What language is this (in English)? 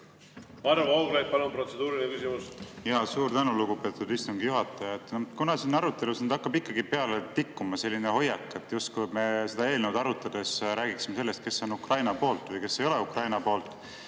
Estonian